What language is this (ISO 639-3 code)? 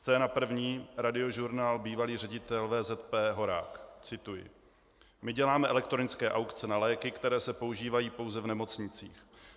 ces